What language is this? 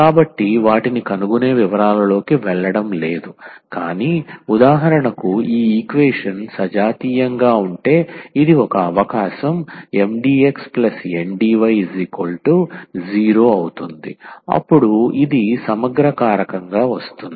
Telugu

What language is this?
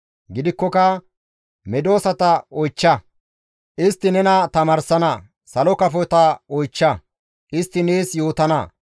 Gamo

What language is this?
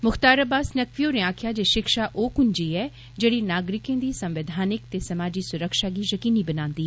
Dogri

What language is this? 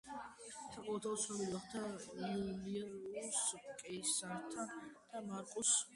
Georgian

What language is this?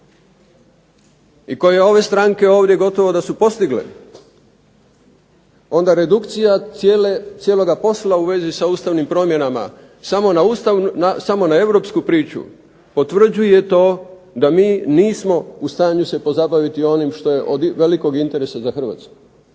Croatian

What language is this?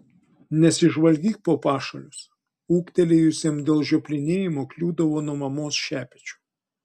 Lithuanian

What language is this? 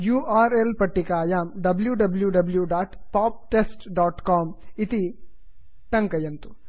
Sanskrit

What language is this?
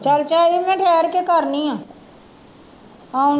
Punjabi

